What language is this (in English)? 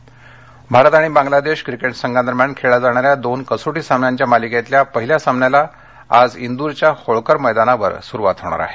Marathi